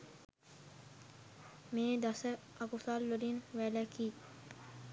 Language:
Sinhala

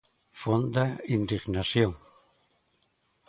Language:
Galician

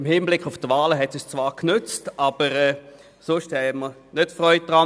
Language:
Swiss German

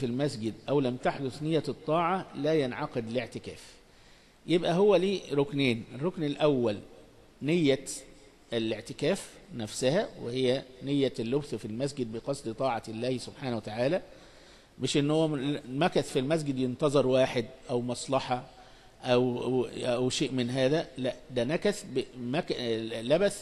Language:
Arabic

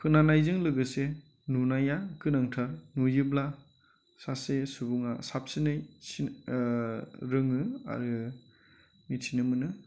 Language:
Bodo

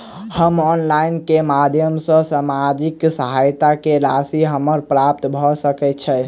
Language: Maithili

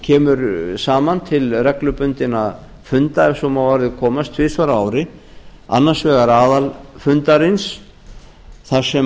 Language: Icelandic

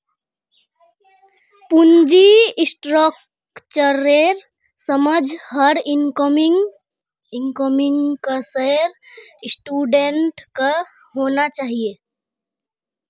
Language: Magahi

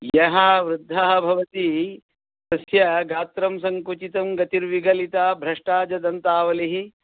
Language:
Sanskrit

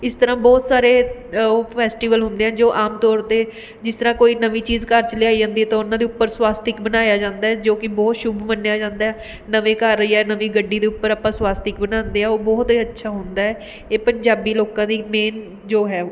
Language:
Punjabi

